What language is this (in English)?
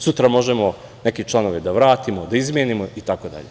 Serbian